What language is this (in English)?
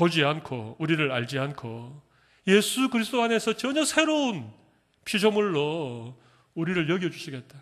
Korean